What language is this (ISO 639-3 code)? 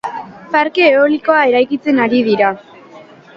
eus